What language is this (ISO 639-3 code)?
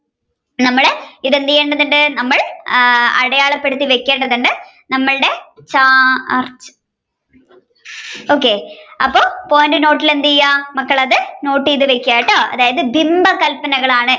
mal